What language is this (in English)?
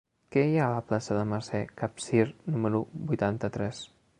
Catalan